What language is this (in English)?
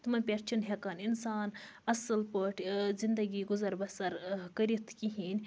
Kashmiri